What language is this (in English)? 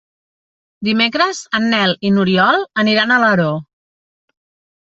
Catalan